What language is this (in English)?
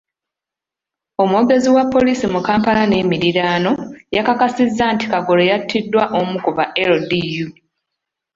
Ganda